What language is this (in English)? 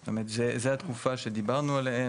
Hebrew